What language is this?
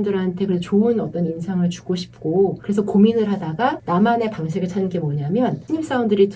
Korean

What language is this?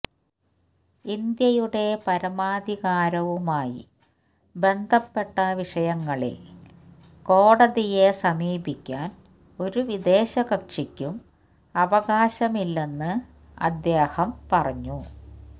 Malayalam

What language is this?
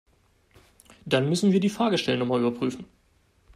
German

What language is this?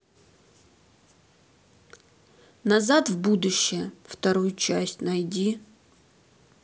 Russian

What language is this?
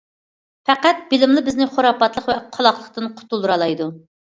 Uyghur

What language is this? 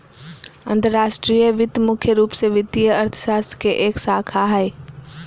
Magahi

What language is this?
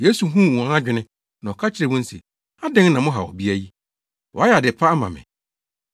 Akan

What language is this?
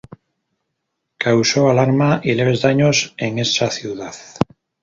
Spanish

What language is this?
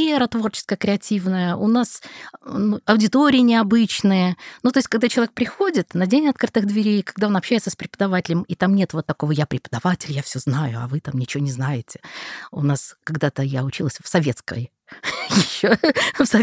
Russian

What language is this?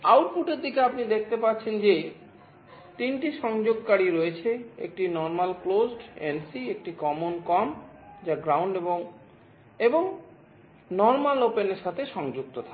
Bangla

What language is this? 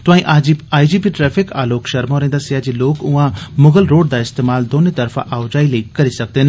Dogri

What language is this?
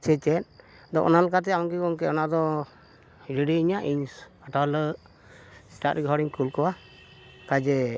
Santali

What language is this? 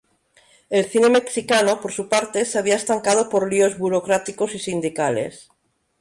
Spanish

